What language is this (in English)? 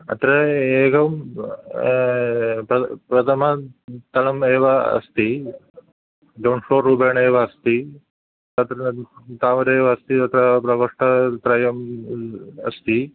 Sanskrit